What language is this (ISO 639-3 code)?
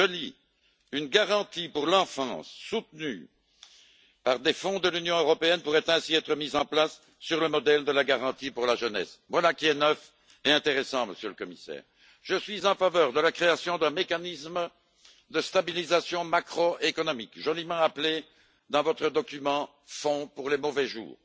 fra